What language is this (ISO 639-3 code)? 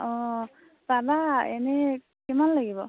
asm